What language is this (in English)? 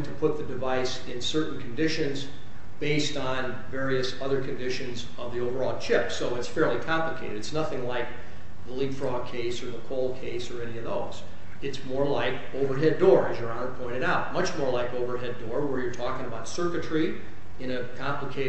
English